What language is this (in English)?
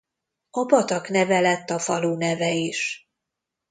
Hungarian